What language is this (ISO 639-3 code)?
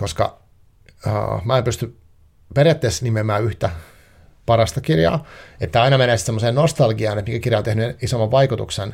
fin